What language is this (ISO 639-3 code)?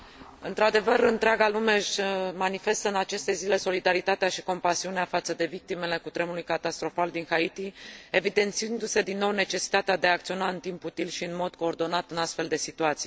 ron